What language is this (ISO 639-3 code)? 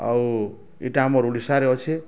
ori